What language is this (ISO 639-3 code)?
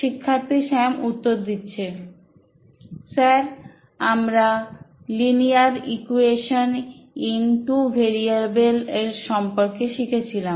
ben